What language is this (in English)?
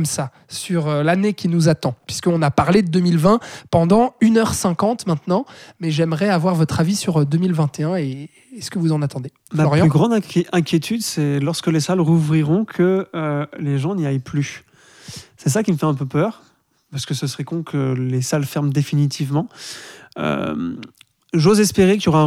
French